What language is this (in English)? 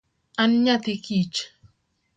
Luo (Kenya and Tanzania)